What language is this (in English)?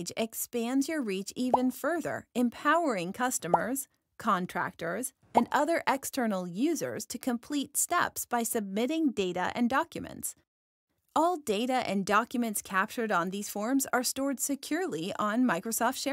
English